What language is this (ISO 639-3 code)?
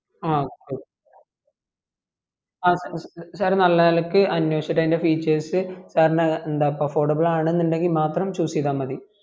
mal